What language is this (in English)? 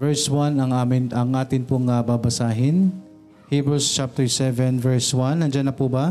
Filipino